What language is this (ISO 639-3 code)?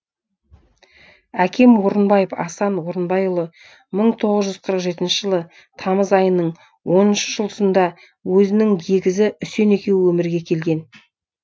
kaz